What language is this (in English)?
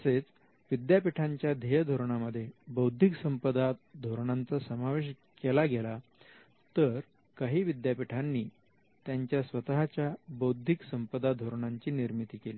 Marathi